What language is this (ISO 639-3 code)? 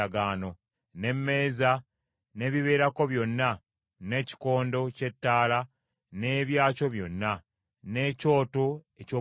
lug